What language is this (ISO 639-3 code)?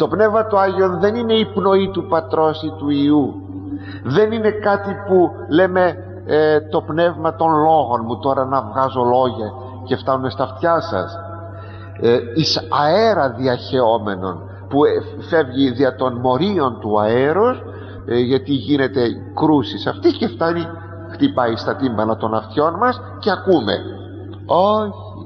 ell